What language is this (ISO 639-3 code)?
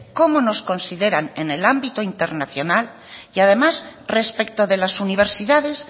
spa